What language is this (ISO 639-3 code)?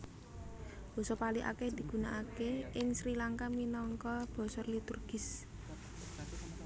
jav